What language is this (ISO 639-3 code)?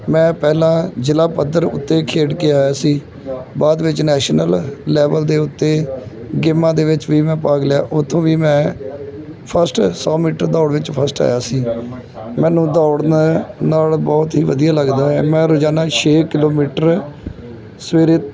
pan